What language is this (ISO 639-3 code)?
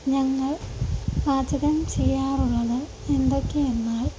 mal